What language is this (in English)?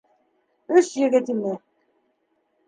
Bashkir